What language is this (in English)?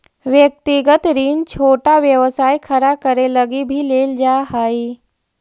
Magahi